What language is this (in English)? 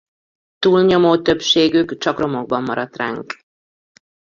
Hungarian